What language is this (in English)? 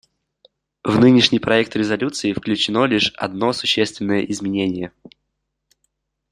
Russian